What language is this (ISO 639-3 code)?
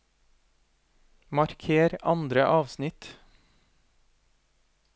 nor